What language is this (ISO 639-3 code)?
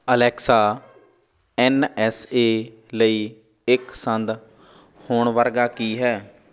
pan